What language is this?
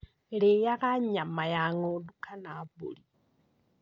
Kikuyu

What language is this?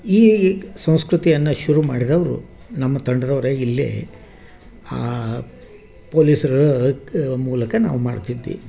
Kannada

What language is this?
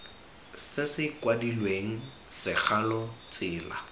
Tswana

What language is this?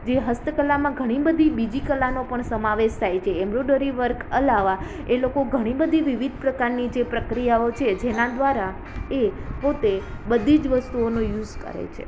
Gujarati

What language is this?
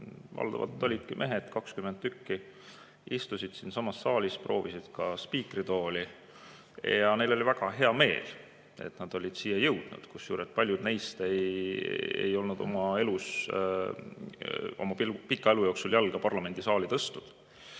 Estonian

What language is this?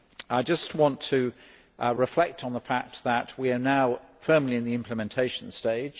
English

